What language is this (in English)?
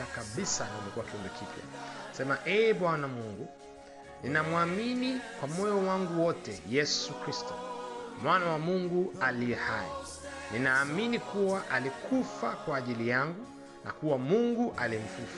Swahili